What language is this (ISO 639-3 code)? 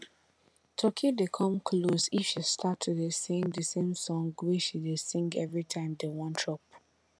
pcm